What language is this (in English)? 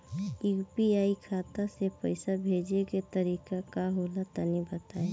Bhojpuri